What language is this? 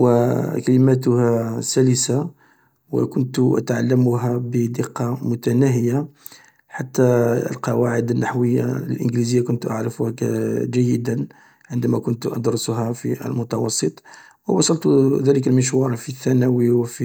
Algerian Arabic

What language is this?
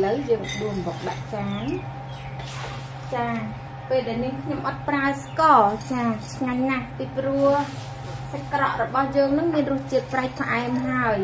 Vietnamese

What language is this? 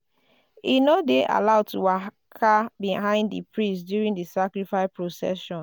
Nigerian Pidgin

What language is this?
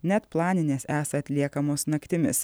Lithuanian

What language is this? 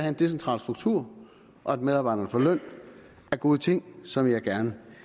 Danish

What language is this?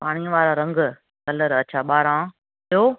Sindhi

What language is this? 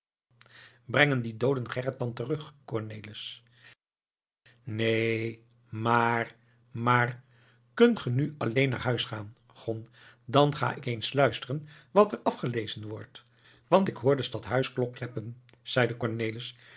Dutch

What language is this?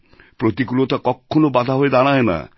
Bangla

